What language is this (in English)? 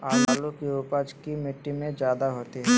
Magahi